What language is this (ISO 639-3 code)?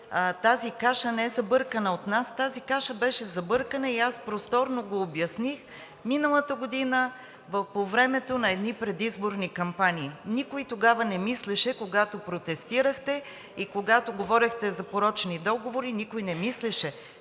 bul